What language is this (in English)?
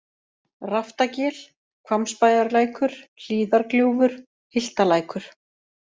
Icelandic